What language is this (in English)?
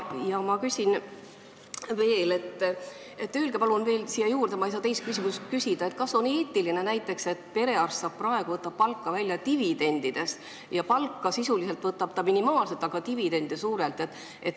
Estonian